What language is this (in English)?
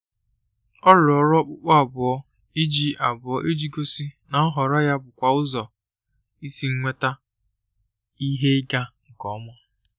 Igbo